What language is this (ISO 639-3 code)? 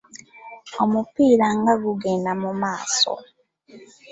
lug